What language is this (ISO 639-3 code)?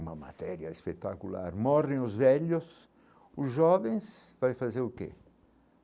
por